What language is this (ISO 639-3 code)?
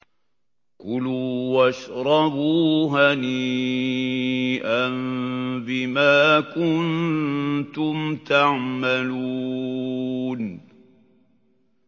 ara